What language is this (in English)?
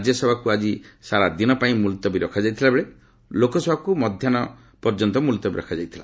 Odia